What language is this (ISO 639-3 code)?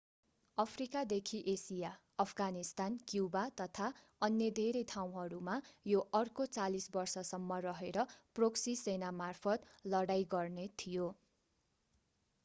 nep